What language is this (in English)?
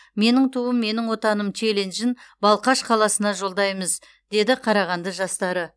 Kazakh